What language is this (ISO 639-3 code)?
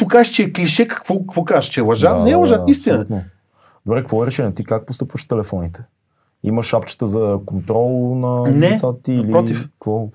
bul